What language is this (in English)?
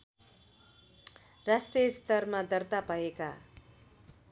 Nepali